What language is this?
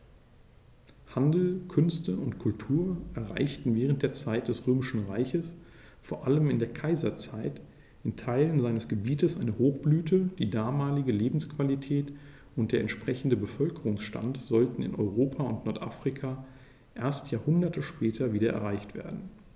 German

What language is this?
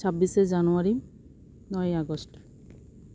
Santali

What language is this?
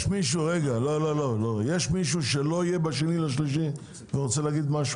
Hebrew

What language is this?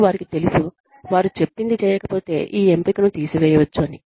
Telugu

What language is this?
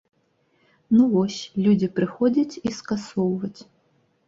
Belarusian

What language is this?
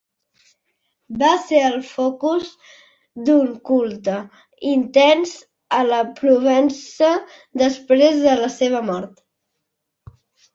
Catalan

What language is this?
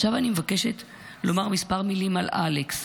Hebrew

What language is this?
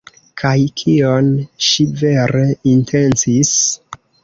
Esperanto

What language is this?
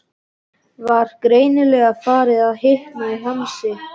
Icelandic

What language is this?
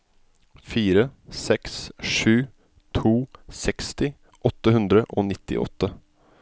Norwegian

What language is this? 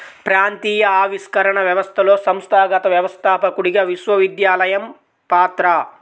Telugu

